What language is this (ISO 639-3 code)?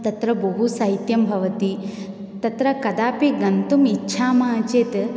san